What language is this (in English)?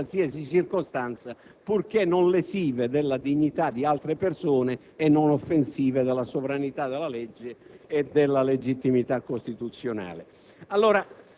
Italian